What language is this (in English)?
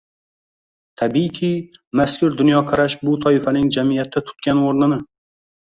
Uzbek